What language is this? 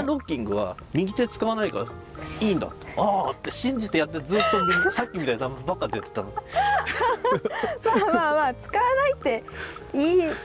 Japanese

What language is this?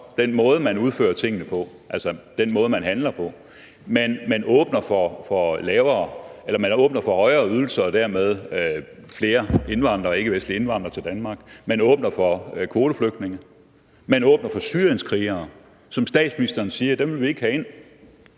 Danish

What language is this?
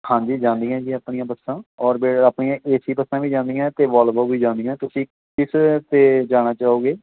Punjabi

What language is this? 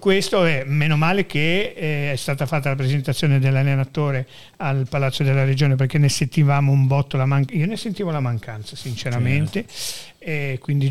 Italian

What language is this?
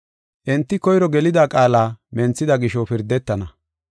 Gofa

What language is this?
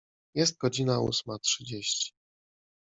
Polish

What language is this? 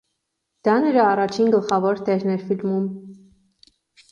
Armenian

